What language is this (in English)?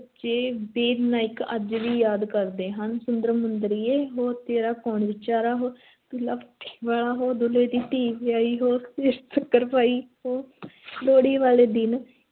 Punjabi